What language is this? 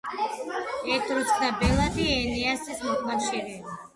Georgian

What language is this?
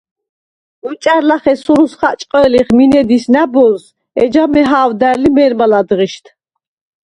Svan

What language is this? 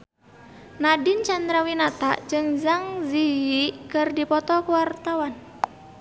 Sundanese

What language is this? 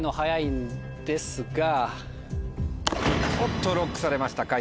Japanese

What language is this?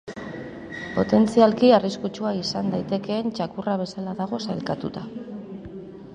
Basque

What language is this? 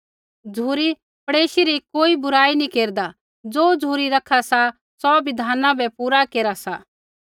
Kullu Pahari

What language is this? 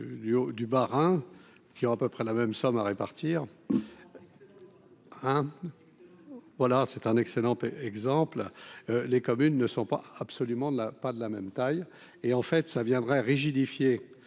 French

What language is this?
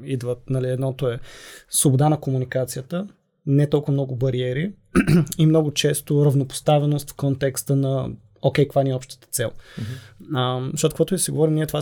Bulgarian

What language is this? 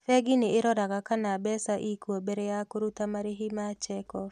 Kikuyu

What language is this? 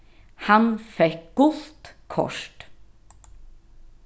Faroese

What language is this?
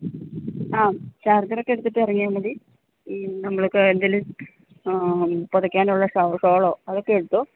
Malayalam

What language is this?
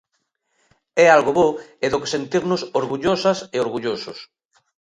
Galician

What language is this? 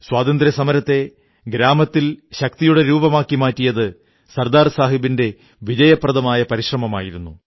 Malayalam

